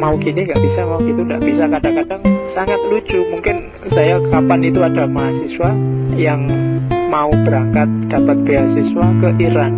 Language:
Indonesian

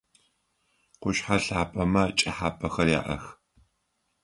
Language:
Adyghe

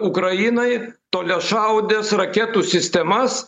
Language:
Lithuanian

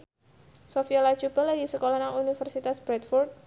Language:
Javanese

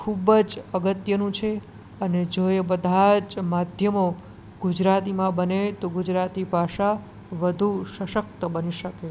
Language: Gujarati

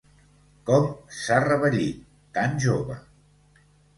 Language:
Catalan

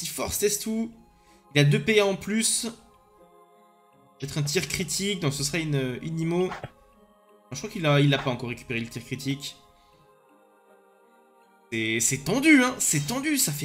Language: French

